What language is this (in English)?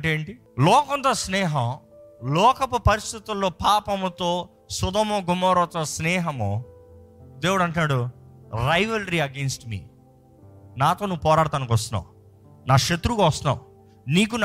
Telugu